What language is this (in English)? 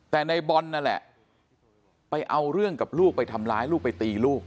Thai